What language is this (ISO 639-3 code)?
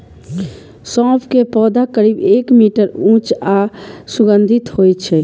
mai